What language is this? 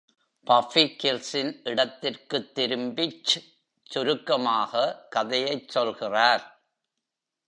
Tamil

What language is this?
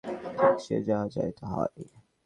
Bangla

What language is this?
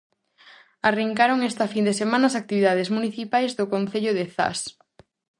Galician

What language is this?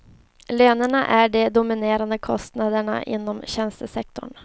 Swedish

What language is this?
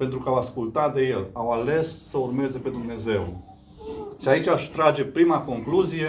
Romanian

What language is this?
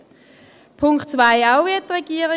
Swiss German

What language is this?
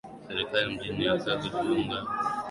Swahili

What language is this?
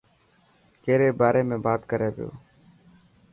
Dhatki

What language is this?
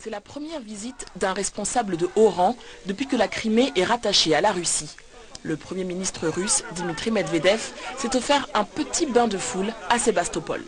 French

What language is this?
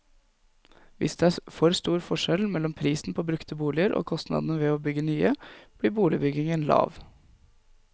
Norwegian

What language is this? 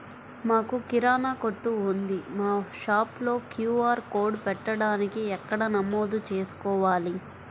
Telugu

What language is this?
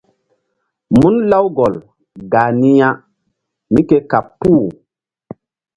Mbum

